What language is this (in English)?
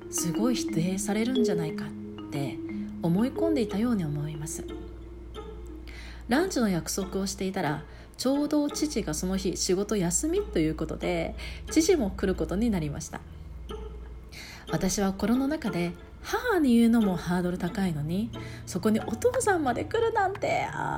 Japanese